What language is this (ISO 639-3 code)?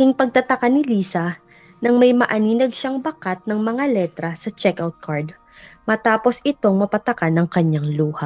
fil